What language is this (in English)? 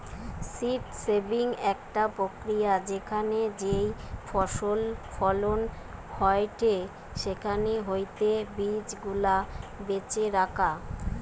Bangla